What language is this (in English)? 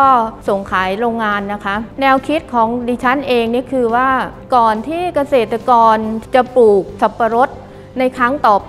Thai